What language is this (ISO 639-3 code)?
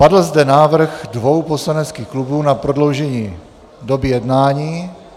ces